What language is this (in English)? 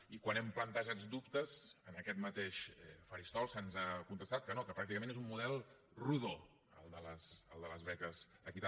Catalan